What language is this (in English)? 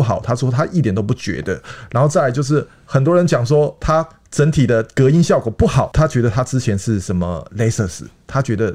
Chinese